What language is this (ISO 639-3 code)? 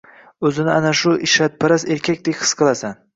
uzb